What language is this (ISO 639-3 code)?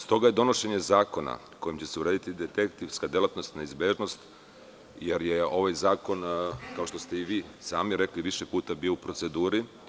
srp